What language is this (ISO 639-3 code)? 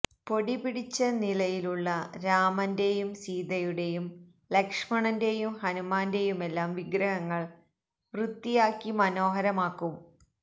mal